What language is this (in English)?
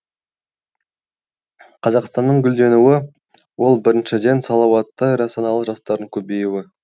Kazakh